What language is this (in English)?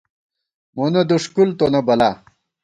Gawar-Bati